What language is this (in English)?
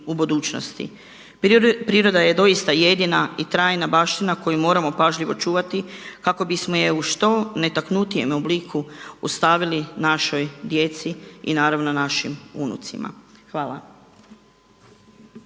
Croatian